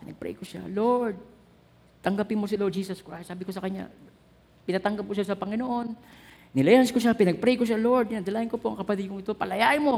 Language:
Filipino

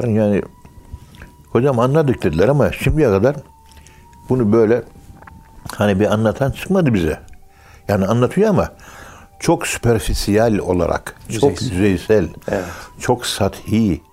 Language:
Turkish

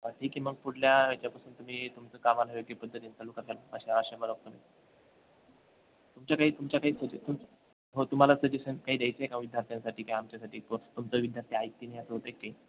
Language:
Marathi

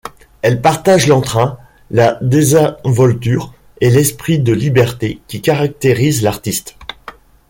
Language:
French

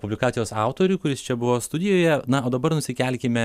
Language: Lithuanian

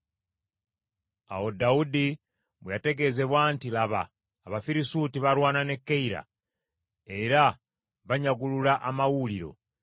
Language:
Ganda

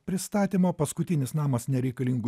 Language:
Lithuanian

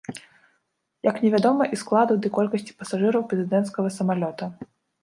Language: Belarusian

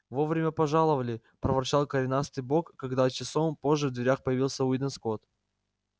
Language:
Russian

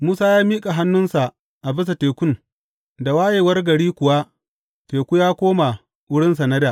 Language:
Hausa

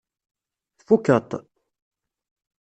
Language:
Kabyle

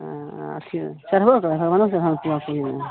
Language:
Maithili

